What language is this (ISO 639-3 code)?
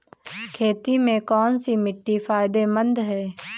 hin